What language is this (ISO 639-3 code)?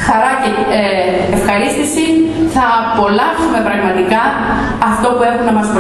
ell